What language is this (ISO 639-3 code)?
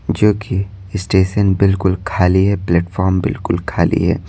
hin